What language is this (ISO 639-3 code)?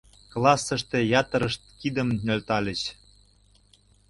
chm